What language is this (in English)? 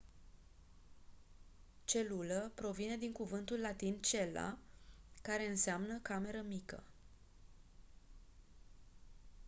Romanian